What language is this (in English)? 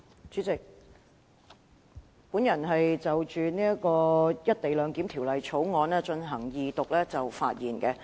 Cantonese